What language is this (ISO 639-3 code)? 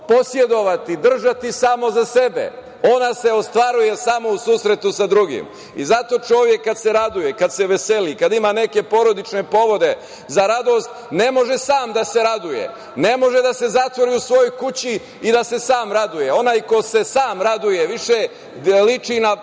srp